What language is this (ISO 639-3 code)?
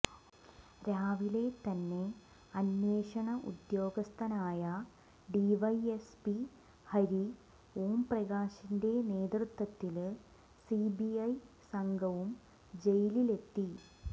mal